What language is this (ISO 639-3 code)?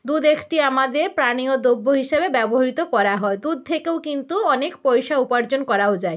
ben